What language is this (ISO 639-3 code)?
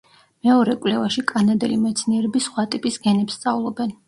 kat